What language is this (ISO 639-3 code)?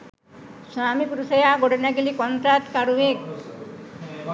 sin